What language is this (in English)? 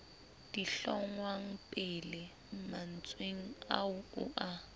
Southern Sotho